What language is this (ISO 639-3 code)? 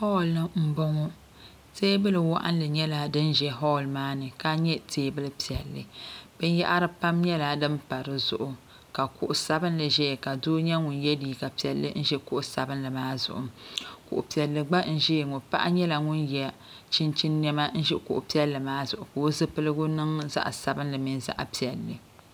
dag